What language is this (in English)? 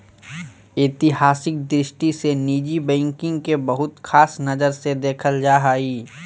Magahi